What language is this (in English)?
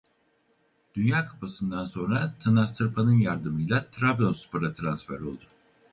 Turkish